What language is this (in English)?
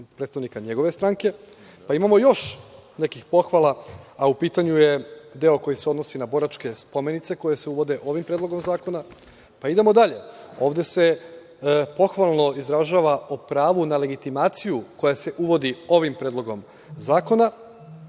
Serbian